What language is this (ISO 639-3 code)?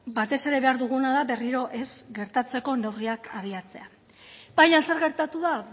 eus